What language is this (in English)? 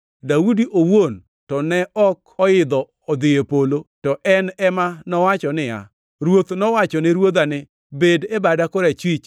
Luo (Kenya and Tanzania)